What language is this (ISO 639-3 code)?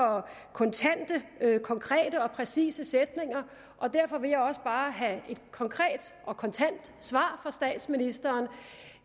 dan